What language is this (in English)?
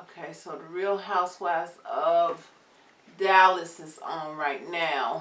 English